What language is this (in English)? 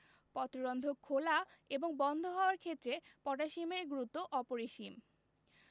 Bangla